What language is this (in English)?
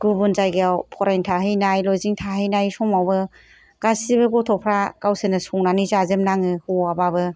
Bodo